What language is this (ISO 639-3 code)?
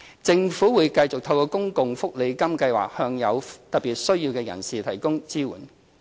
yue